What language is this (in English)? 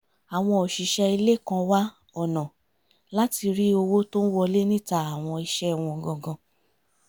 Yoruba